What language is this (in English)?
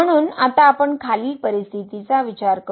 Marathi